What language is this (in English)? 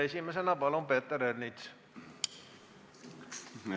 Estonian